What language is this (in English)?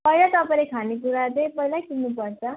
Nepali